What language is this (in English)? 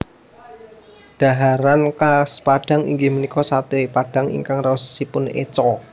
Javanese